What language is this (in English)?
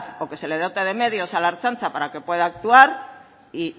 Spanish